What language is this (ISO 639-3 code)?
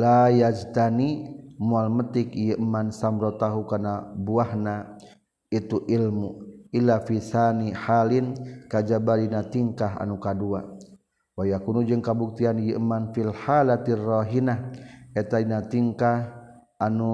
msa